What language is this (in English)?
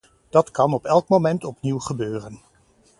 Dutch